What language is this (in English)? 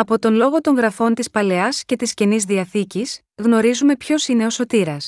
Greek